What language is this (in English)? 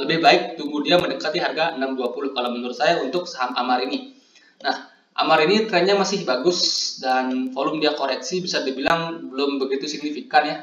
Indonesian